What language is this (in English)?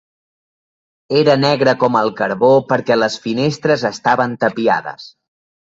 Catalan